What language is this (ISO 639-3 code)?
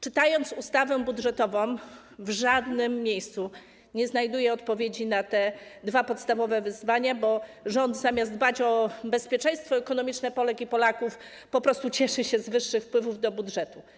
pol